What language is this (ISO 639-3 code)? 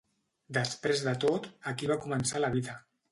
cat